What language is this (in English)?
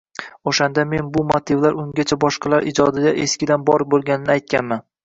Uzbek